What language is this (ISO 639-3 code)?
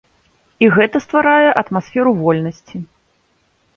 bel